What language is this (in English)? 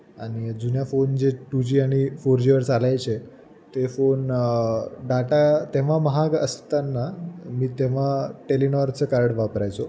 Marathi